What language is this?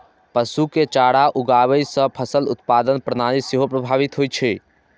Maithili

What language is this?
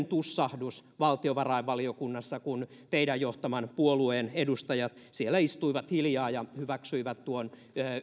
Finnish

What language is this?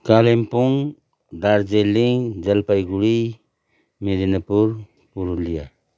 Nepali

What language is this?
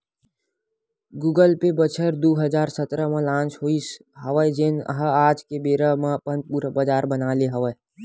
Chhattisgarhi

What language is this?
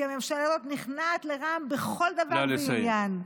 Hebrew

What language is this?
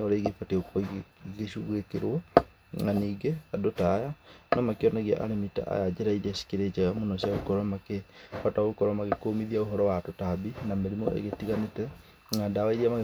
Kikuyu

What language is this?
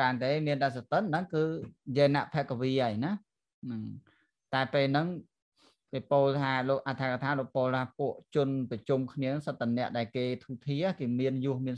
Vietnamese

